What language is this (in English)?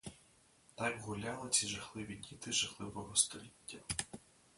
Ukrainian